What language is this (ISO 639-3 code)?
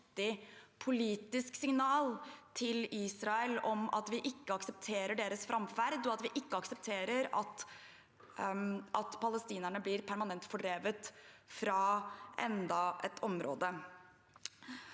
nor